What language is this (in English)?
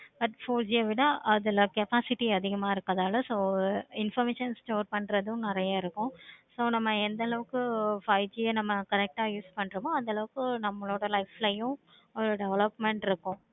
Tamil